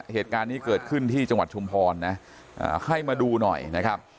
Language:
Thai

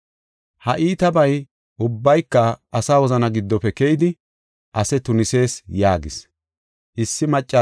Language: Gofa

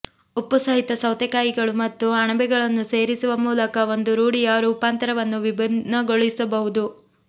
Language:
Kannada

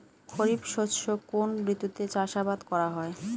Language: Bangla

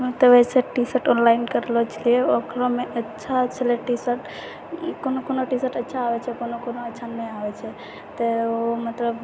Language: Maithili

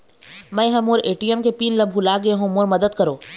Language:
Chhattisgarhi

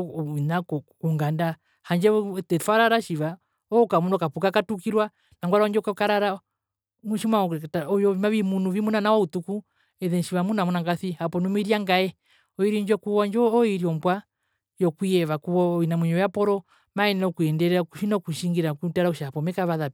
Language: Herero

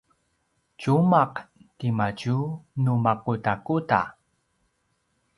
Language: Paiwan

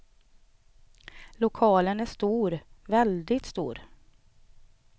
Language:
Swedish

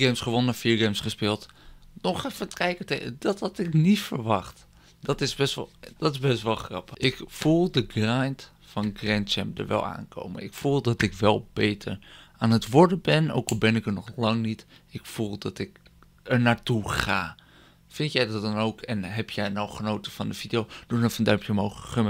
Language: Dutch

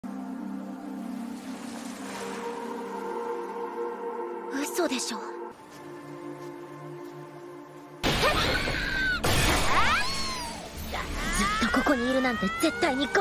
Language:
Japanese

